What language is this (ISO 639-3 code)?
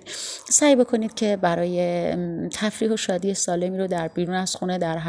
fas